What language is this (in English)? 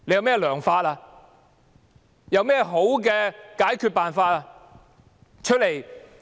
Cantonese